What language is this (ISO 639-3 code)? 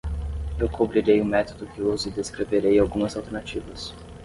por